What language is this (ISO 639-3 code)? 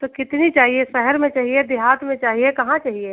hin